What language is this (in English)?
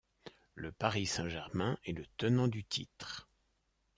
French